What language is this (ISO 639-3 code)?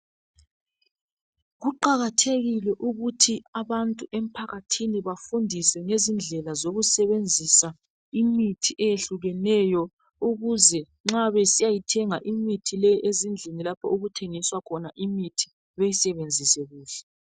nde